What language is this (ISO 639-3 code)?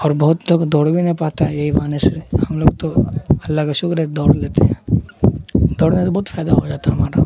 urd